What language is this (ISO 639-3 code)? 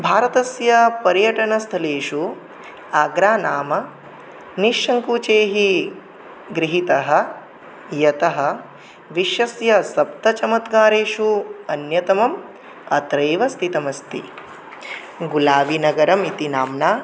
san